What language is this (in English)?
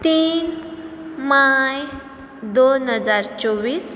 Konkani